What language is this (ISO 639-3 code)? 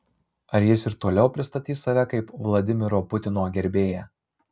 lit